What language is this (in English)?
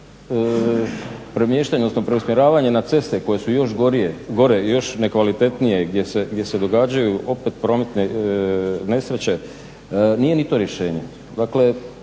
Croatian